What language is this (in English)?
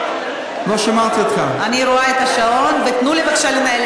Hebrew